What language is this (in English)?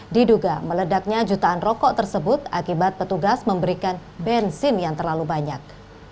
Indonesian